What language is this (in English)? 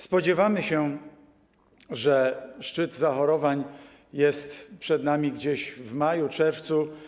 Polish